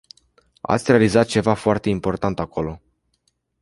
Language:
Romanian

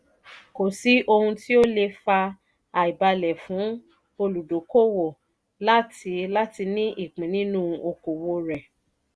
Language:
Yoruba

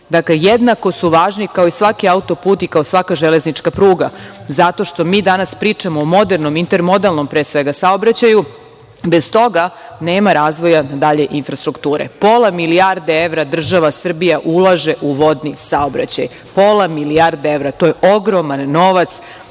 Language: Serbian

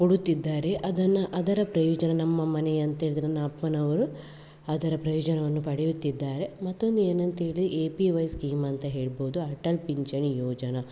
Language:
Kannada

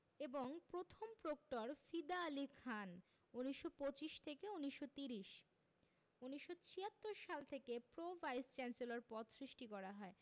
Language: Bangla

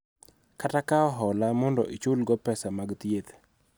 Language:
Luo (Kenya and Tanzania)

